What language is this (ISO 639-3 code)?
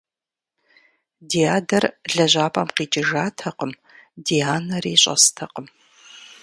kbd